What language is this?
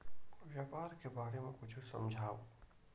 Chhattisgarhi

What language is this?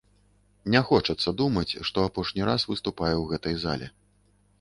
Belarusian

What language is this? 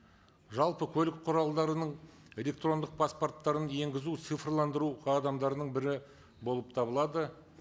Kazakh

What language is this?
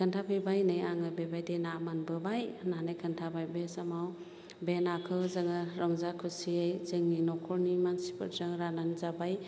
Bodo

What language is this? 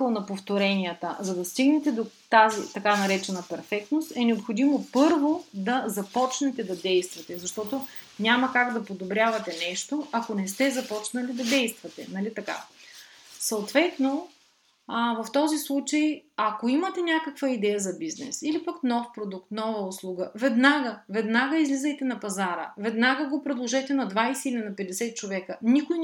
Bulgarian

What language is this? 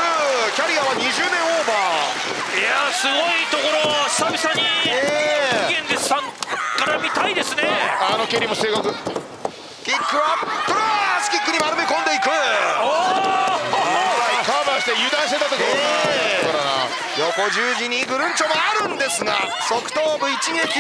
Japanese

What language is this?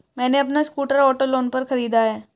Hindi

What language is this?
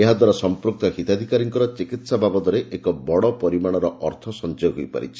Odia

